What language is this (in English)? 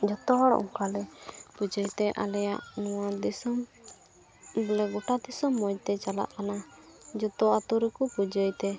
Santali